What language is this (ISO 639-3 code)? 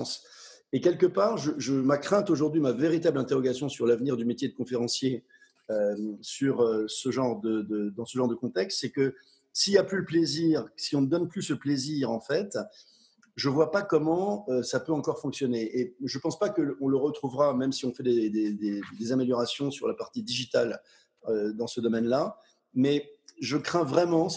fra